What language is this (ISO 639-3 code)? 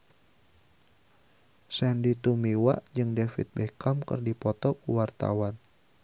sun